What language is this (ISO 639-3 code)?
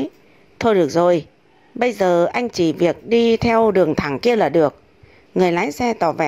vie